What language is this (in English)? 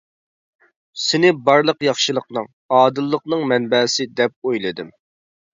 Uyghur